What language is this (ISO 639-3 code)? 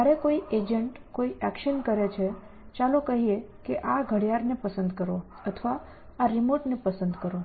guj